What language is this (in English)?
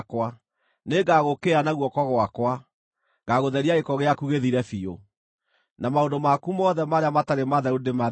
Kikuyu